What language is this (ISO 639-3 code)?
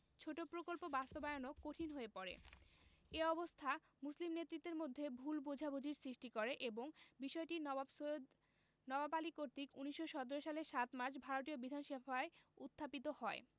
ben